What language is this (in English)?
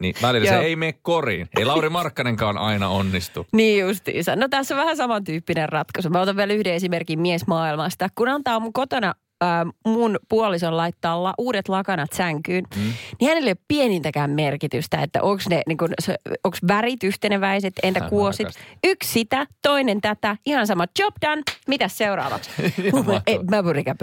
Finnish